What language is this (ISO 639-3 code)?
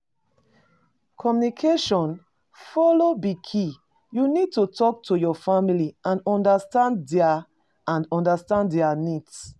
pcm